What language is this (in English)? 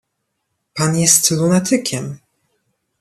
Polish